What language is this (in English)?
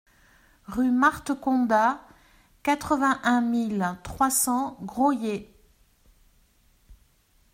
French